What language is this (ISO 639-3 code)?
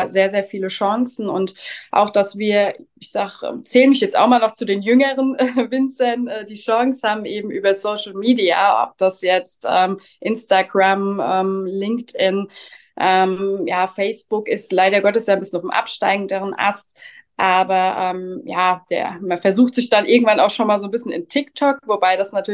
deu